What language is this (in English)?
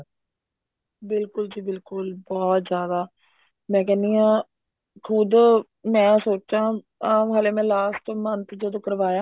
Punjabi